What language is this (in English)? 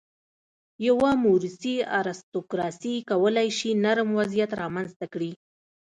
Pashto